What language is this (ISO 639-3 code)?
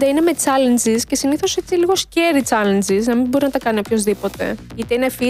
ell